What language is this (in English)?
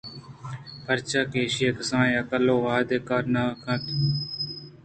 Eastern Balochi